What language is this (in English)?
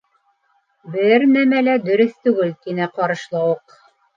Bashkir